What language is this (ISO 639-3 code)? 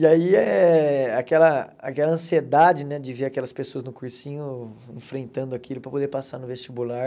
por